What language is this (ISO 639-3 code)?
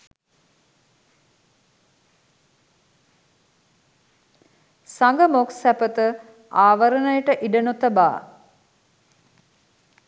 sin